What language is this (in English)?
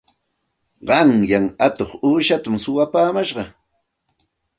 Santa Ana de Tusi Pasco Quechua